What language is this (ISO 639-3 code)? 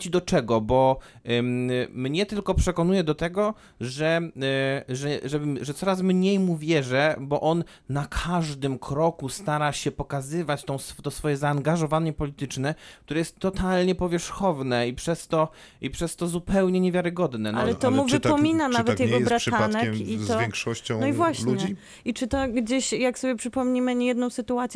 pol